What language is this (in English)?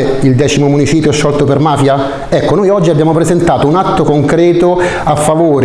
Italian